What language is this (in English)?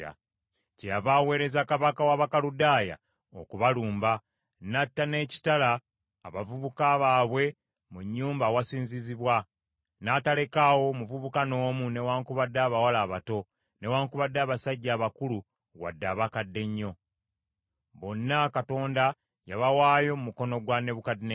Ganda